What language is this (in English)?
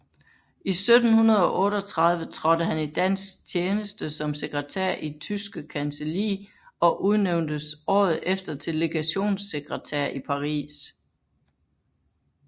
Danish